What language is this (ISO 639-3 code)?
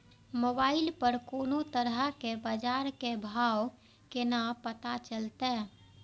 mai